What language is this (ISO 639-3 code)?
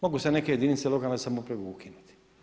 hrv